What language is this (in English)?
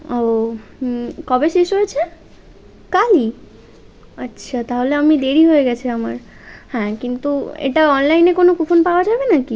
Bangla